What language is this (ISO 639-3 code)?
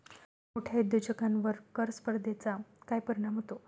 mar